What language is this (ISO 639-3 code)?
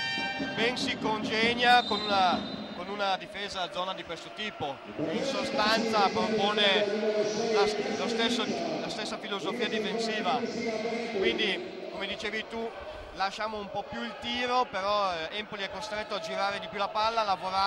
ita